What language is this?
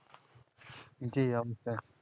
Bangla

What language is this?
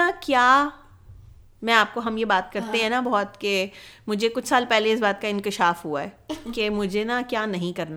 Urdu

